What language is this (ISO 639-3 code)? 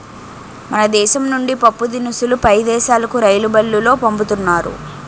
tel